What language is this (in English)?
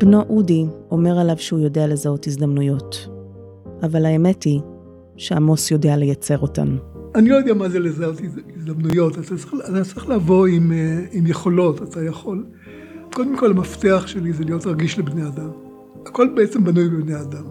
Hebrew